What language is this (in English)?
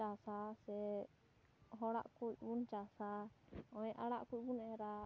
Santali